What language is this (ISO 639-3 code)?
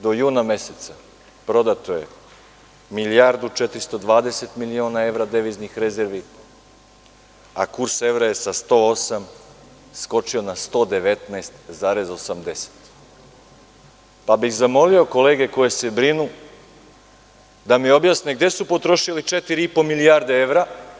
srp